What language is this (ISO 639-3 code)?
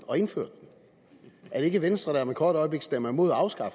dan